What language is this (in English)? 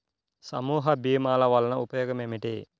Telugu